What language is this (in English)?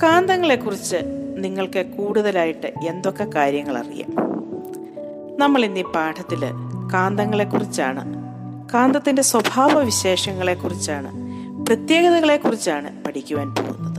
Malayalam